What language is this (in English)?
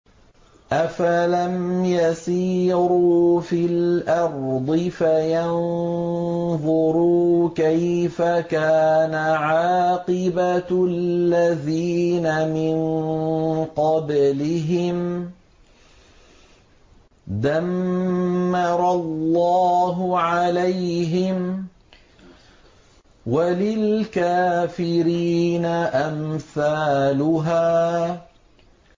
Arabic